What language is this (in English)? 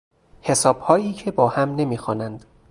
Persian